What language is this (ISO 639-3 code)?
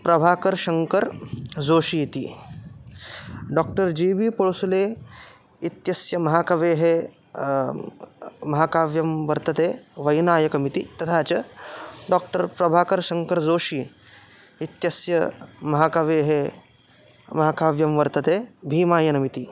san